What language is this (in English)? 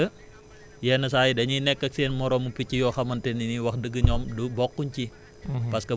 Wolof